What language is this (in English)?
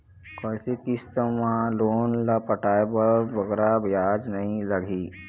Chhattisgarhi